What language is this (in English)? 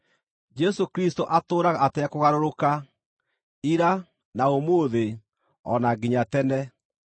Kikuyu